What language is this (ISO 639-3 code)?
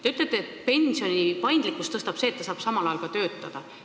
est